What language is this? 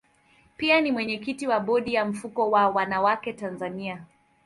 Swahili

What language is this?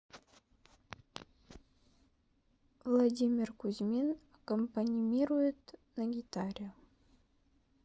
Russian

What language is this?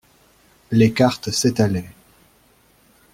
French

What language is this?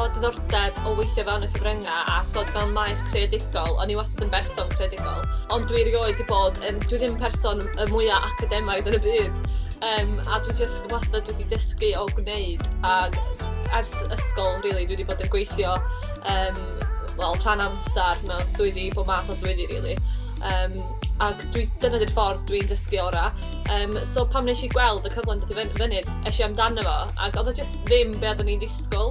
Welsh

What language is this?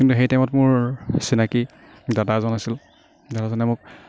Assamese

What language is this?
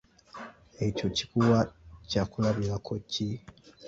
Ganda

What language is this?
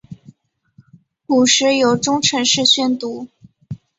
Chinese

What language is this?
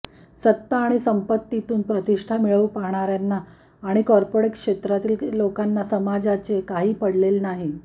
Marathi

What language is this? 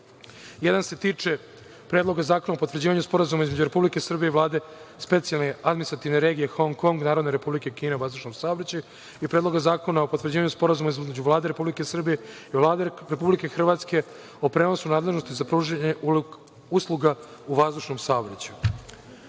Serbian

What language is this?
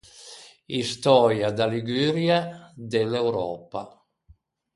Ligurian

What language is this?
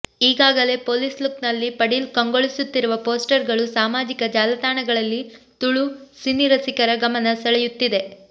Kannada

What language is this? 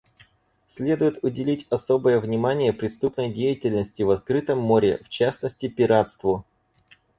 Russian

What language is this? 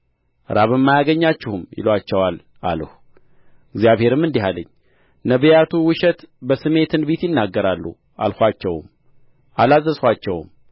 Amharic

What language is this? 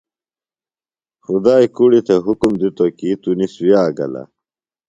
Phalura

